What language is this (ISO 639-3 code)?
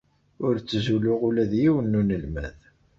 kab